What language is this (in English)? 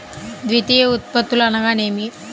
Telugu